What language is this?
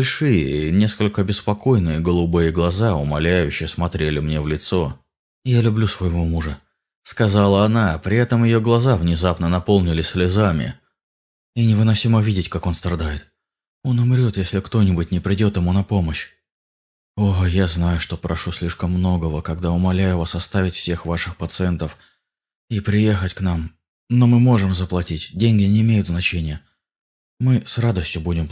Russian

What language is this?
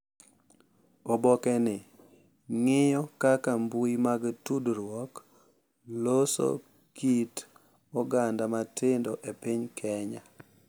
Luo (Kenya and Tanzania)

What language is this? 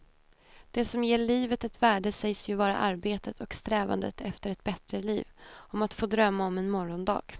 Swedish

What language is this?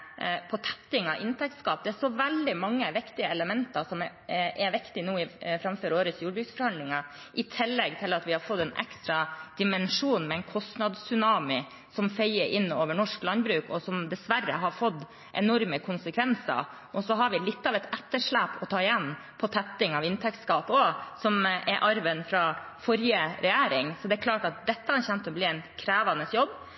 Norwegian Bokmål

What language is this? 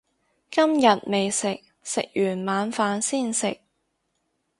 Cantonese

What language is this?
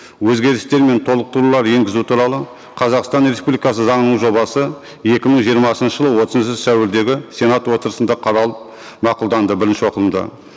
Kazakh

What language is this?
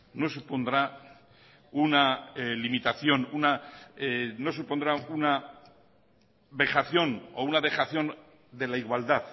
Spanish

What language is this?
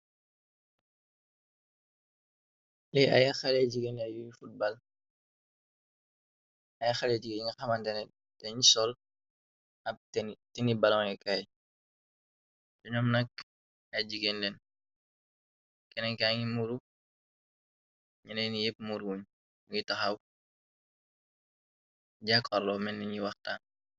Wolof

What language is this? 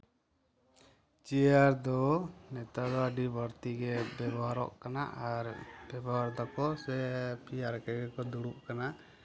Santali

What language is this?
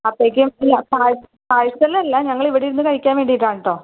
Malayalam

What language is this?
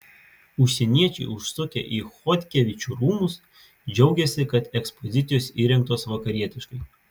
Lithuanian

